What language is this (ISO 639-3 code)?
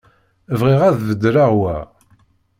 kab